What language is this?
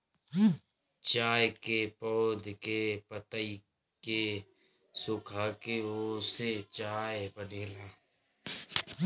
Bhojpuri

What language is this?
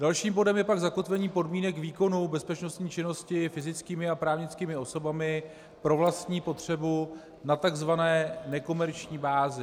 Czech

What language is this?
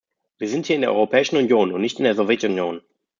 German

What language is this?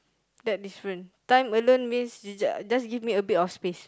English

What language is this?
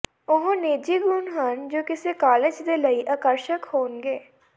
Punjabi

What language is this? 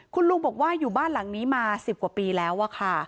Thai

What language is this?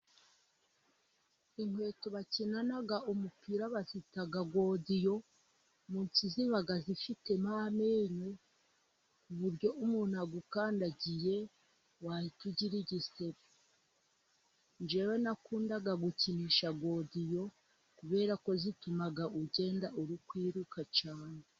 Kinyarwanda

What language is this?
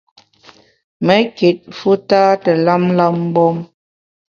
Bamun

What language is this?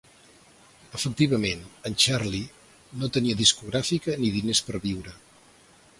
Catalan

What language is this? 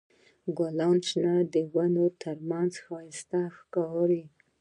Pashto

